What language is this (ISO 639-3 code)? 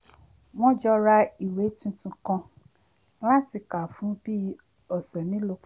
yor